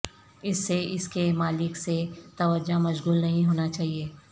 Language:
Urdu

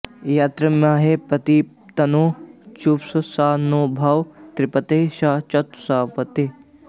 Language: Sanskrit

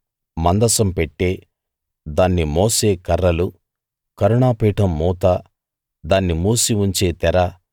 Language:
Telugu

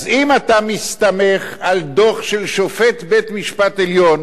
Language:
Hebrew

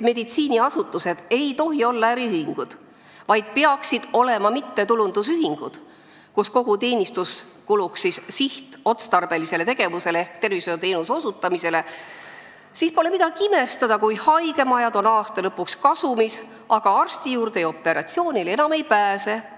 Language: Estonian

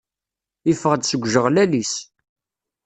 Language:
Kabyle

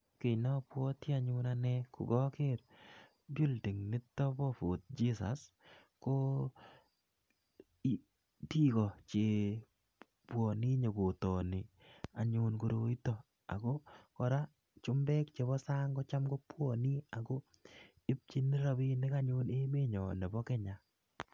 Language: Kalenjin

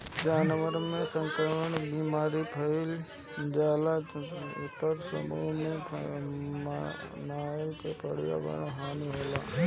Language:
Bhojpuri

